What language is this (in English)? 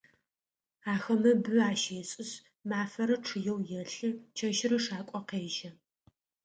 Adyghe